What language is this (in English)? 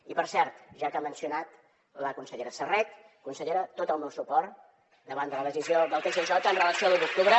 Catalan